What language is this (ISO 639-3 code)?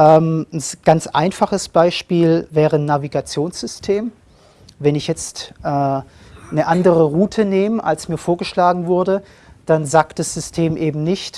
deu